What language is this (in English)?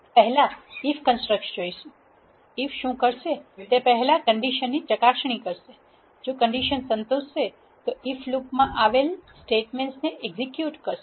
Gujarati